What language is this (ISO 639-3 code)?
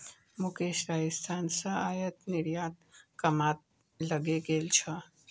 mag